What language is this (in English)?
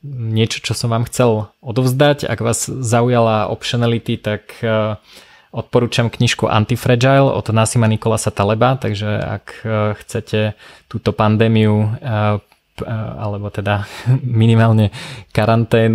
Slovak